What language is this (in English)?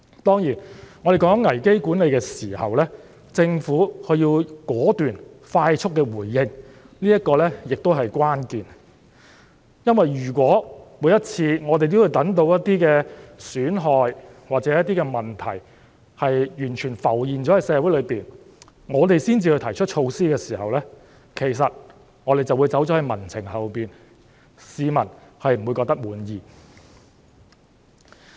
Cantonese